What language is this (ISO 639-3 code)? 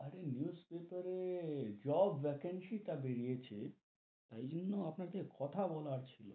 ben